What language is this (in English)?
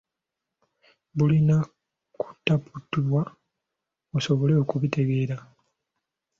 Ganda